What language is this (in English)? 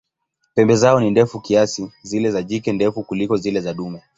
Swahili